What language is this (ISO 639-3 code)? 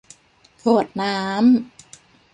tha